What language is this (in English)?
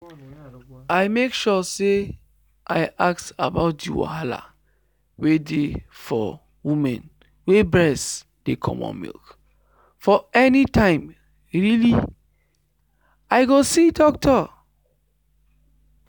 Nigerian Pidgin